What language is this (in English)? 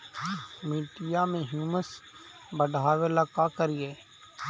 Magahi